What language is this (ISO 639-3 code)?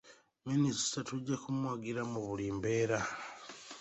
lug